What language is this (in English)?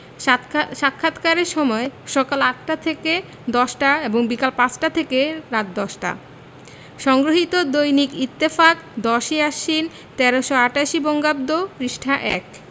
Bangla